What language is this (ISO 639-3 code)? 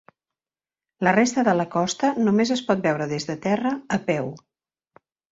cat